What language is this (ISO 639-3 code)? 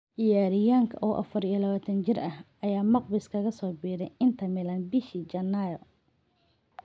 som